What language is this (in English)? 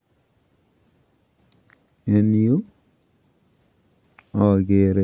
Kalenjin